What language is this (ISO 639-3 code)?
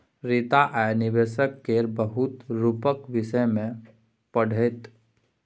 mai